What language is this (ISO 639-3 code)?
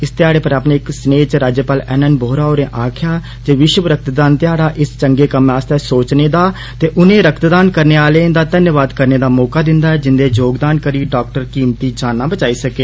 doi